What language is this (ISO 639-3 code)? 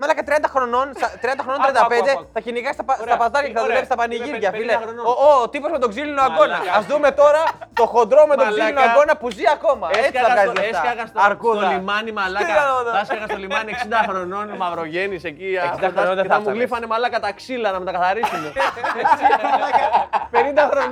ell